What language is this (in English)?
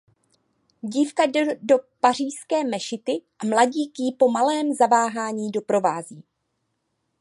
Czech